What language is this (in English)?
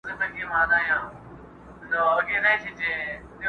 Pashto